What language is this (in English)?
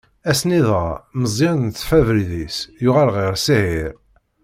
Kabyle